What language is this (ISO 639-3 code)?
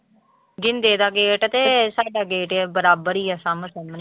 pan